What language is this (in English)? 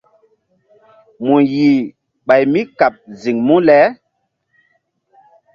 Mbum